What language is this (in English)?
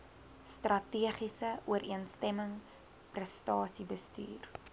Afrikaans